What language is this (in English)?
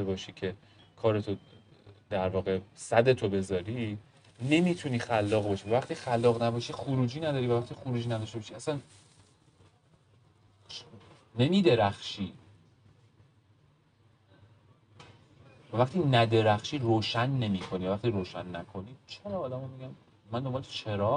Persian